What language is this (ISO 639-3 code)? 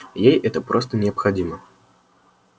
rus